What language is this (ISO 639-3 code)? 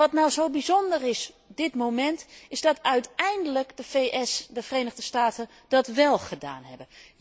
nld